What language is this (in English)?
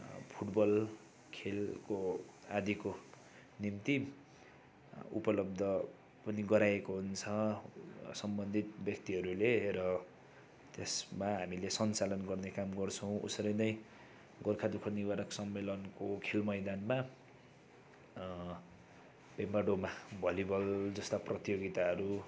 Nepali